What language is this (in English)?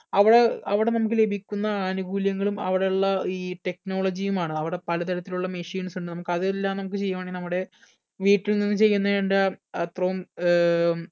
Malayalam